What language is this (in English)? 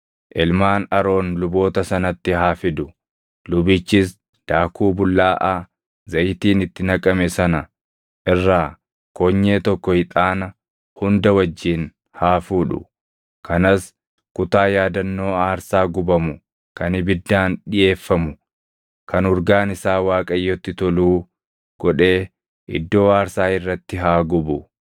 Oromo